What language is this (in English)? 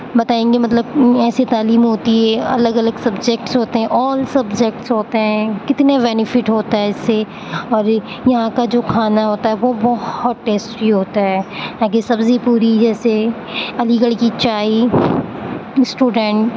Urdu